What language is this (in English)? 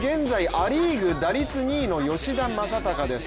Japanese